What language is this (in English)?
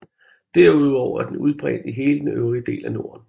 Danish